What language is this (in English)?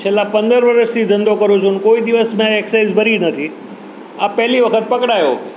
Gujarati